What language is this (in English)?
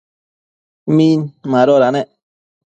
Matsés